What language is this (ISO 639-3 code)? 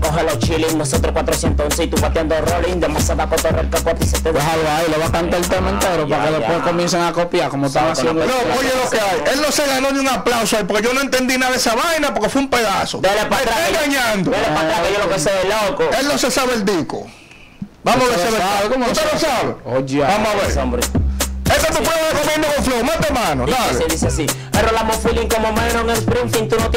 spa